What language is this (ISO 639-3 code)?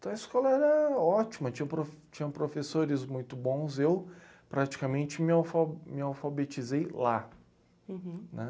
por